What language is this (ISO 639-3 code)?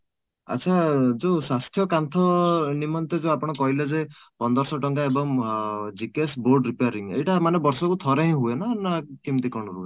ori